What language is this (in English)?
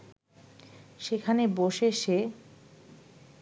Bangla